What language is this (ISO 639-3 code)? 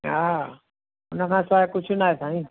snd